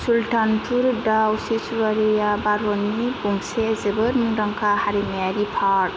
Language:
Bodo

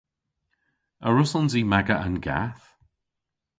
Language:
Cornish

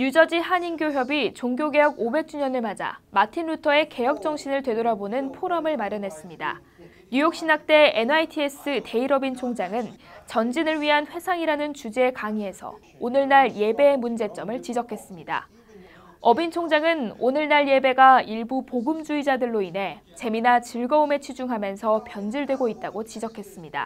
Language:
Korean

